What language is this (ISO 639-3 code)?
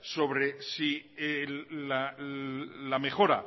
spa